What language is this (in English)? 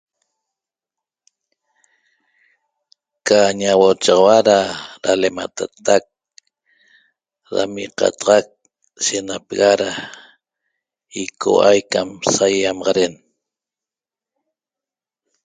Toba